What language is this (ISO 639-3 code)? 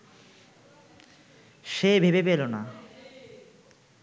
ben